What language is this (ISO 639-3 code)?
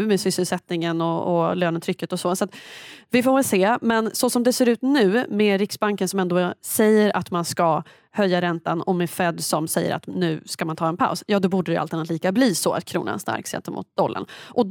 swe